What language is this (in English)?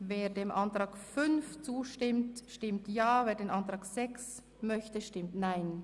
Swiss German